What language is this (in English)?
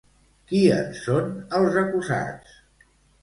Catalan